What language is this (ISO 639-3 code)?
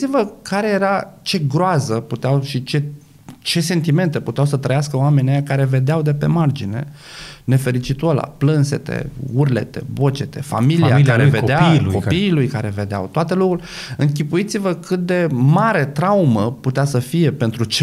ron